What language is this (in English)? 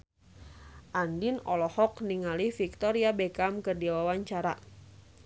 Sundanese